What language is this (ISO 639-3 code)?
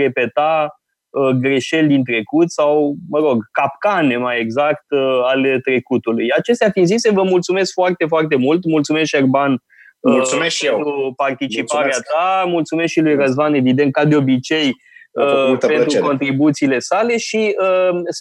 ron